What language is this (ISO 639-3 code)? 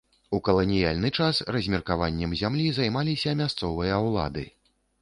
bel